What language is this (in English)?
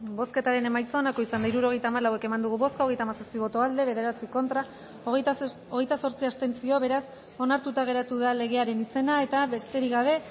Basque